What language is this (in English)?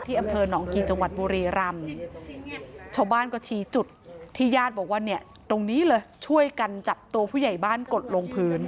Thai